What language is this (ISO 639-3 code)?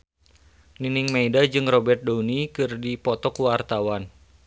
sun